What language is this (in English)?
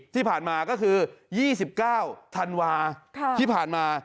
Thai